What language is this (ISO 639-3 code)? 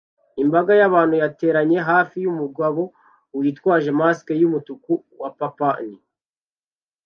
kin